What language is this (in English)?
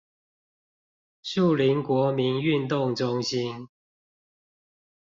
Chinese